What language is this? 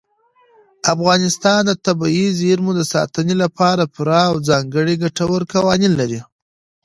Pashto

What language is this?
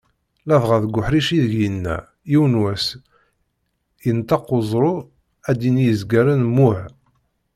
Kabyle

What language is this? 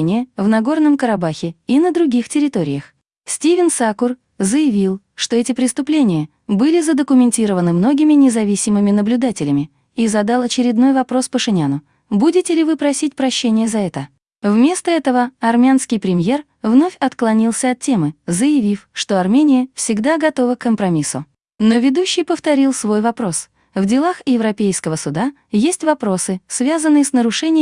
Russian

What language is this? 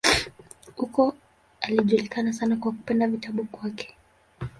Swahili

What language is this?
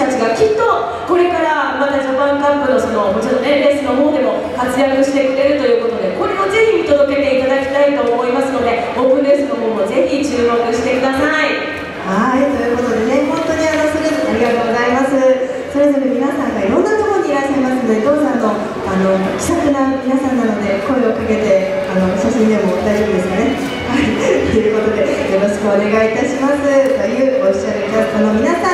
Japanese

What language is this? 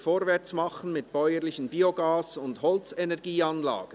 Swiss German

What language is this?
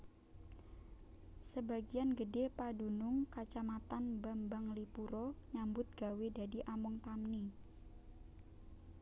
Javanese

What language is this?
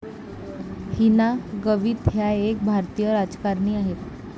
Marathi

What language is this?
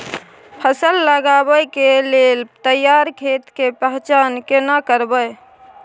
Maithili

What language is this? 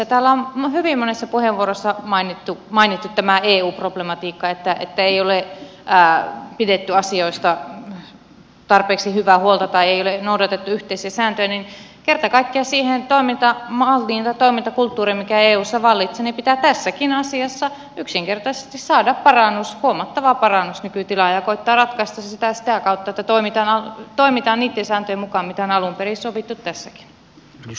Finnish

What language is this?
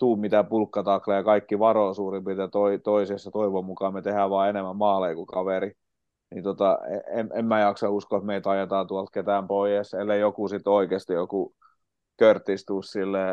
Finnish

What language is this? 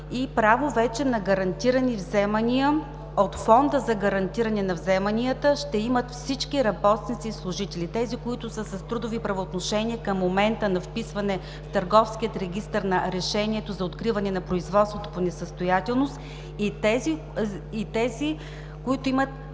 Bulgarian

